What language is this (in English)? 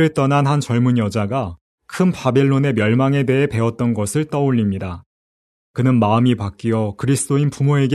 Korean